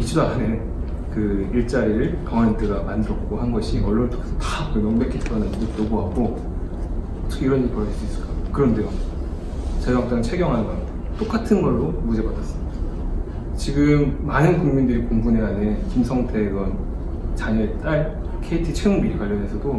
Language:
Korean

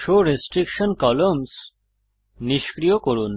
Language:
Bangla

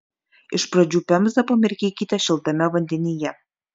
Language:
Lithuanian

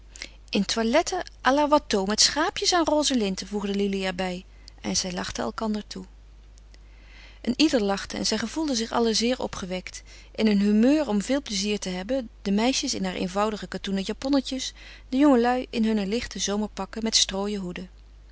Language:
Dutch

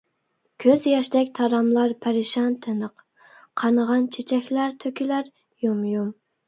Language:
Uyghur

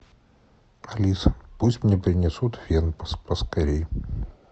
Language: Russian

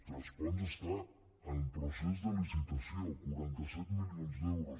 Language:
Catalan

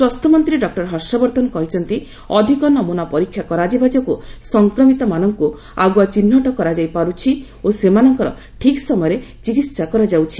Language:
Odia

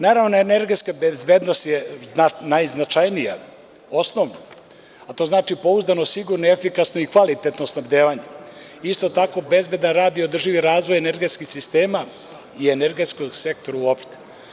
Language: Serbian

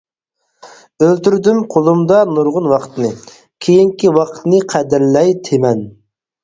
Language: Uyghur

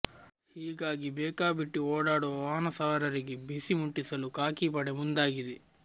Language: Kannada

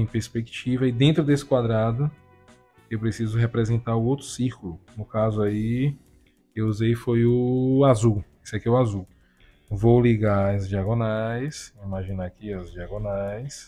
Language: Portuguese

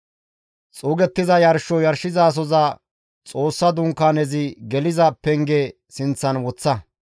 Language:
Gamo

